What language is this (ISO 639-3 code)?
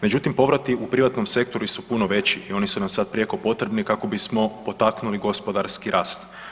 hrv